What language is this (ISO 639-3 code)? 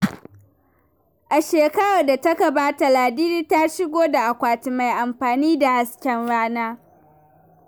hau